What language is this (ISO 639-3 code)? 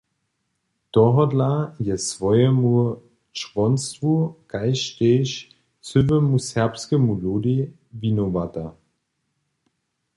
hsb